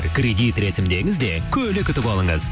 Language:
Kazakh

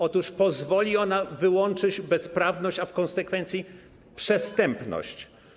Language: Polish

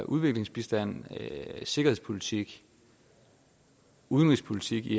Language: Danish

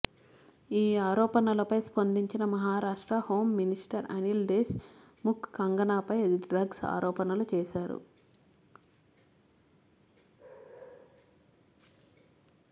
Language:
Telugu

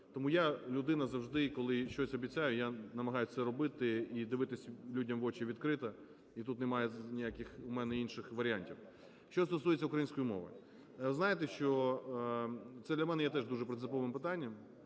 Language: Ukrainian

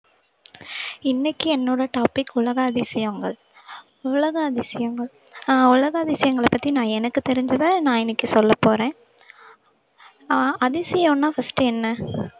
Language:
Tamil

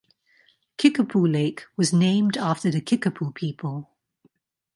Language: English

